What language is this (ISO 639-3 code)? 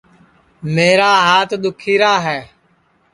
ssi